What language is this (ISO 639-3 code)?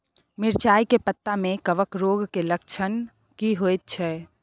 mai